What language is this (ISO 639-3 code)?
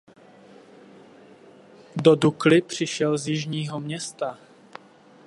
ces